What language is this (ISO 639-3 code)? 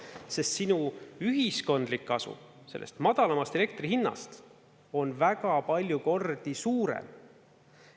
est